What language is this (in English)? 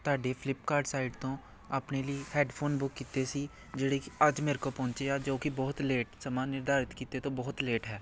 Punjabi